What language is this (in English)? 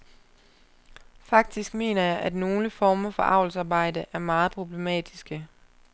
Danish